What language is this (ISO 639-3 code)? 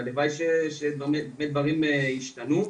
heb